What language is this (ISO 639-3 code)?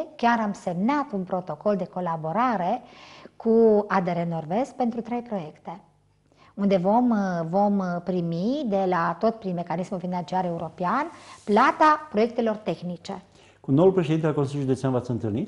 ron